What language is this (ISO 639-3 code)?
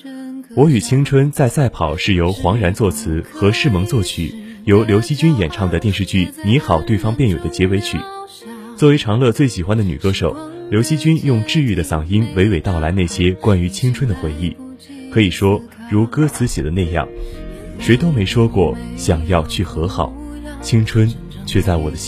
zho